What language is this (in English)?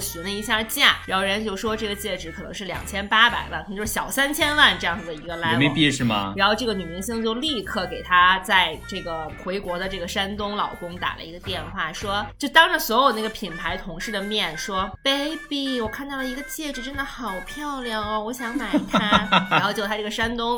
Chinese